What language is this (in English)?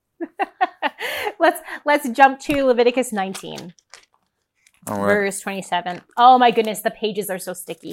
English